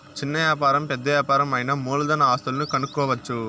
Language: Telugu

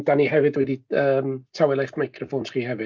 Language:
Welsh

